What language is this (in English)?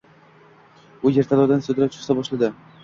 Uzbek